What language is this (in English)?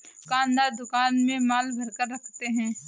Hindi